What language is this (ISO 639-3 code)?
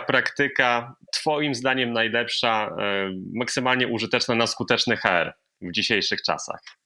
pol